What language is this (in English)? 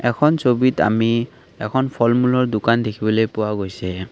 Assamese